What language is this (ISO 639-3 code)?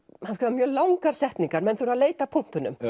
isl